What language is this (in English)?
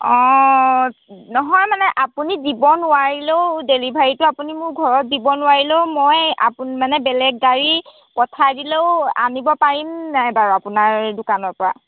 Assamese